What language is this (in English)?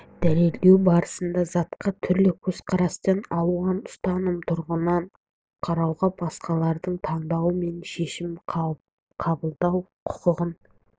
Kazakh